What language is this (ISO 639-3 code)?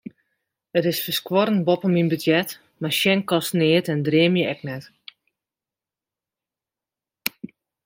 fry